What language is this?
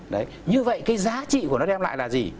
Vietnamese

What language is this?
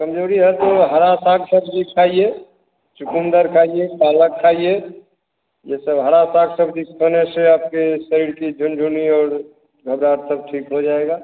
Hindi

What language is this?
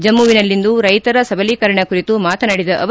Kannada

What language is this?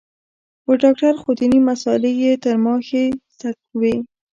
Pashto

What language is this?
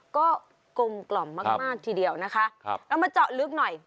Thai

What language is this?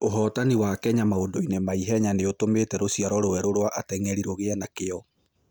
Kikuyu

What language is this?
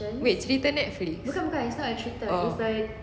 English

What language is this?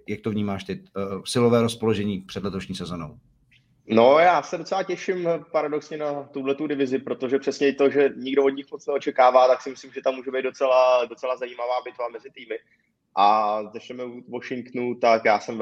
Czech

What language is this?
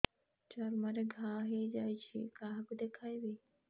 Odia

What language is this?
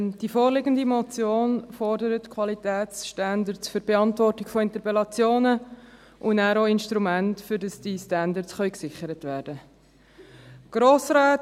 Swiss German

